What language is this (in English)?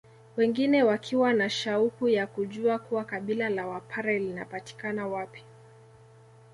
Swahili